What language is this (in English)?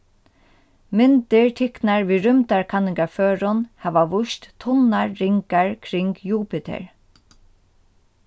Faroese